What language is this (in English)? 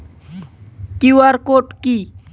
Bangla